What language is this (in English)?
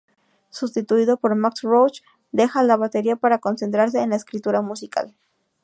Spanish